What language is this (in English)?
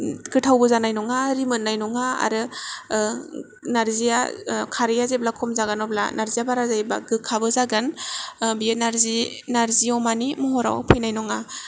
Bodo